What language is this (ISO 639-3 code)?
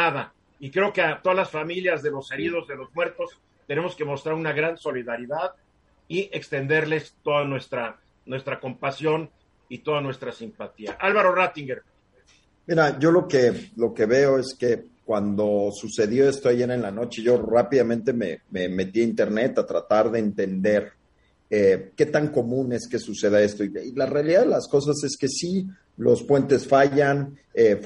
spa